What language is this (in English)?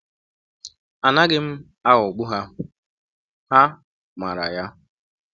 Igbo